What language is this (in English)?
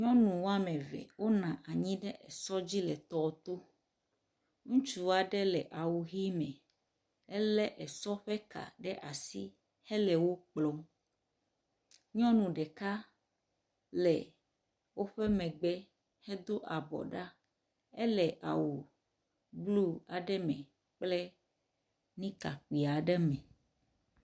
Ewe